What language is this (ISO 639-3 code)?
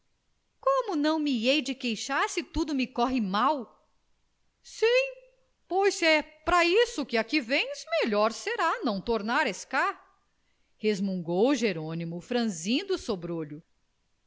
por